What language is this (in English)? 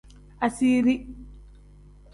Tem